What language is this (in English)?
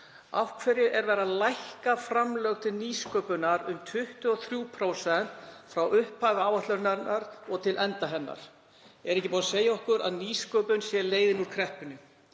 Icelandic